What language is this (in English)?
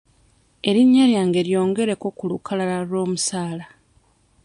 Ganda